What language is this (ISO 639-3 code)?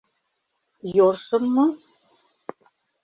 chm